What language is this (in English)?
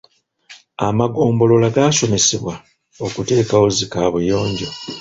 Ganda